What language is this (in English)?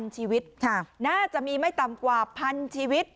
Thai